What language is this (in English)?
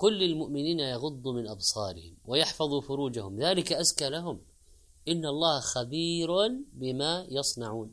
Arabic